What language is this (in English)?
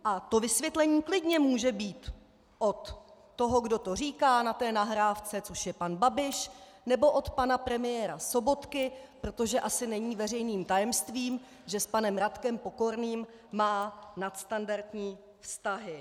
Czech